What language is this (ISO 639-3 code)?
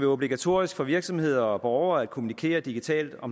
dan